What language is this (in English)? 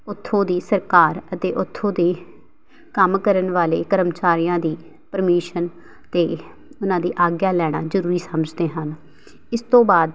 Punjabi